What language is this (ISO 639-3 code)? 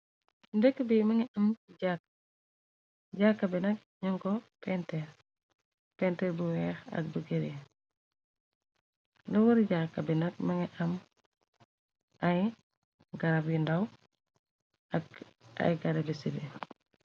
wol